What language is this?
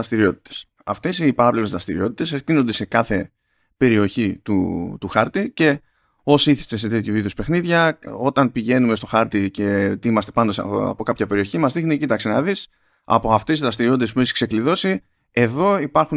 Greek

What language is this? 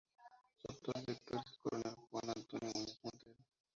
Spanish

